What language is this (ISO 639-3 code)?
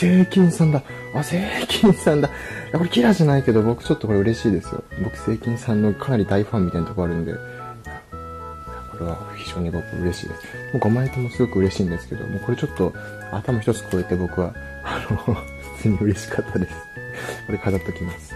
jpn